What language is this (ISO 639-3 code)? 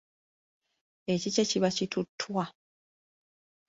lug